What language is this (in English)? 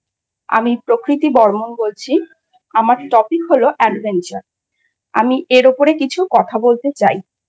Bangla